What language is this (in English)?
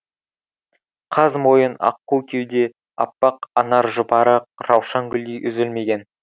Kazakh